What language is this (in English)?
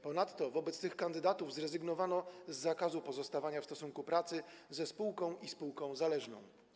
Polish